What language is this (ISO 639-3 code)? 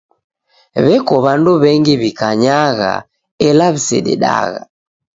dav